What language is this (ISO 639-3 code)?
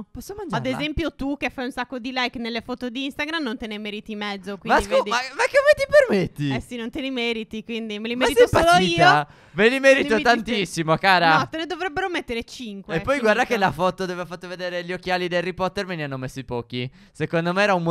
ita